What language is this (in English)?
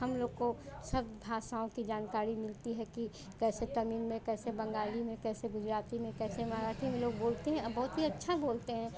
Hindi